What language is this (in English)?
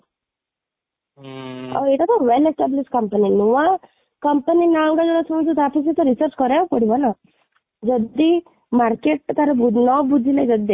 Odia